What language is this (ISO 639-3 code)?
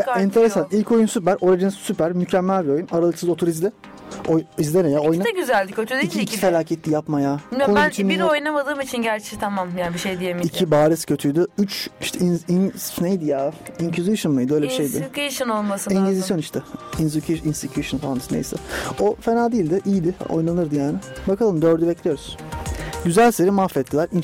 tur